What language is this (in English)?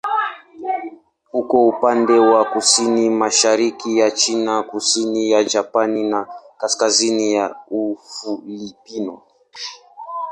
Swahili